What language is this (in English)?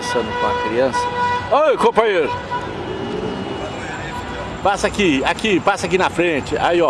Portuguese